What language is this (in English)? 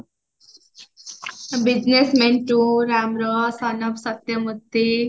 Odia